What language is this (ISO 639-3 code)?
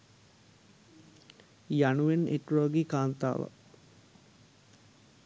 sin